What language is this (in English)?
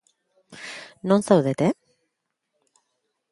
Basque